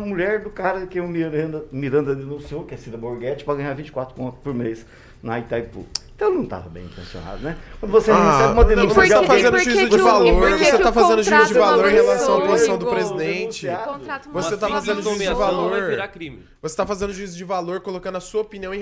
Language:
Portuguese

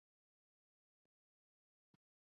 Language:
Urdu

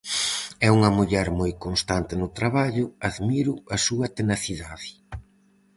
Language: Galician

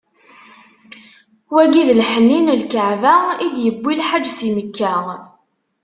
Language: Kabyle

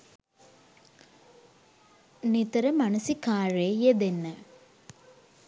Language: Sinhala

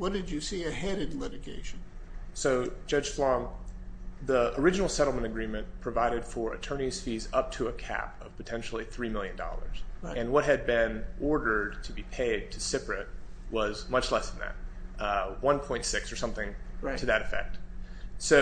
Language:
English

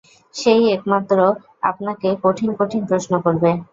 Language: Bangla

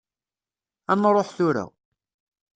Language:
Kabyle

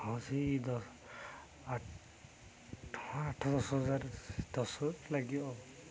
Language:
Odia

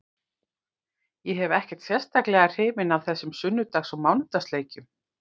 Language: Icelandic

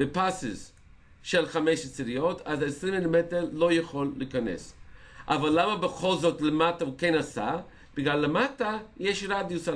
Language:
Hebrew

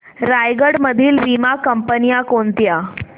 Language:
Marathi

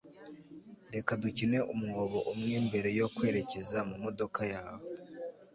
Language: Kinyarwanda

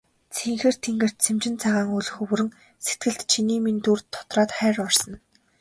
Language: Mongolian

